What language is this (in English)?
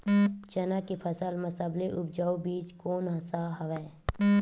Chhattisgarhi